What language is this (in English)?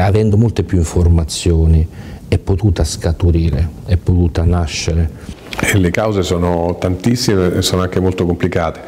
Italian